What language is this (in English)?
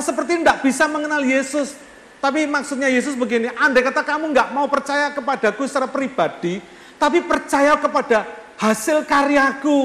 Indonesian